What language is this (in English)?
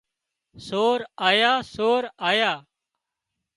Wadiyara Koli